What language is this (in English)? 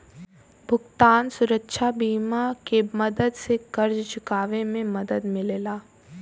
Bhojpuri